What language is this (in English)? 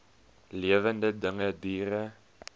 Afrikaans